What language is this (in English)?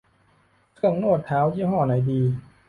Thai